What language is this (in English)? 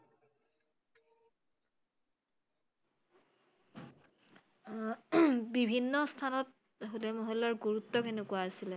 Assamese